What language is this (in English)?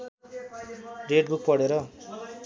Nepali